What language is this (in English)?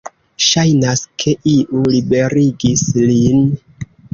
Esperanto